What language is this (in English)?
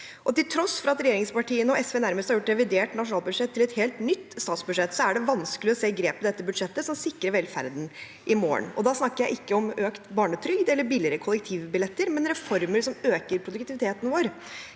Norwegian